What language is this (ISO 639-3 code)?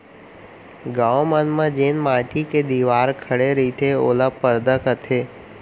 hne